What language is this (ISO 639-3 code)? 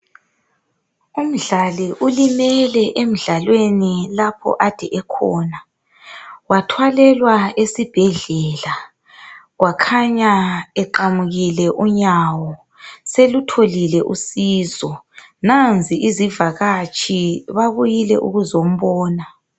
nde